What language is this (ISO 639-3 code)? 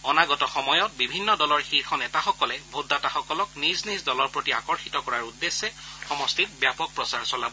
asm